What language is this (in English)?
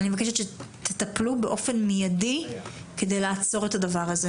Hebrew